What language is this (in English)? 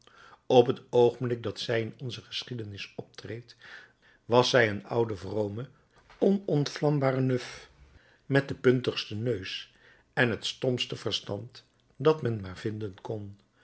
Dutch